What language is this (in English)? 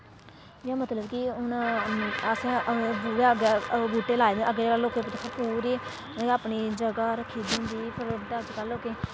Dogri